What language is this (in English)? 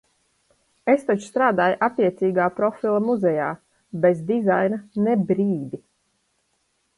Latvian